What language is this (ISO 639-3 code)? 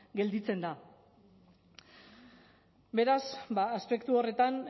eus